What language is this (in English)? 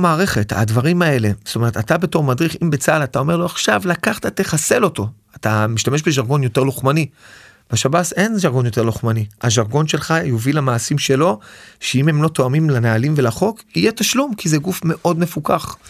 Hebrew